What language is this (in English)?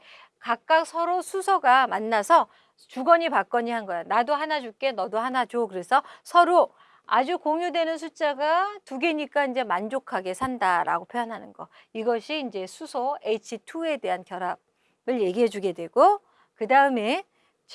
Korean